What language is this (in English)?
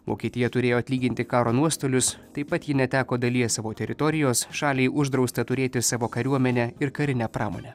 Lithuanian